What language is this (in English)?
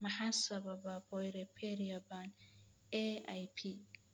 Somali